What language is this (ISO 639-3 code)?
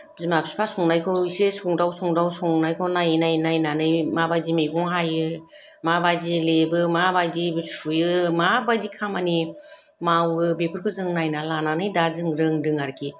brx